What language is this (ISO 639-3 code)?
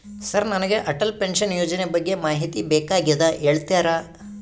kan